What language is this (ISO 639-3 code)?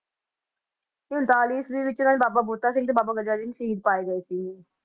pan